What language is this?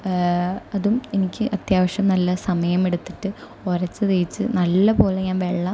Malayalam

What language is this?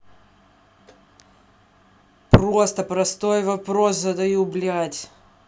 Russian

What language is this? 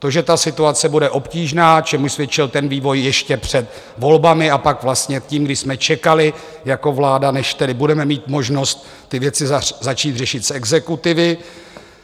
Czech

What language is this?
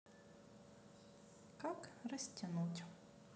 Russian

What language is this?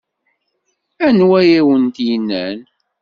Kabyle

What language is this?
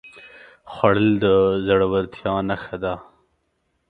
Pashto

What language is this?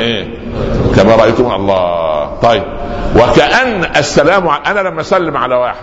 Arabic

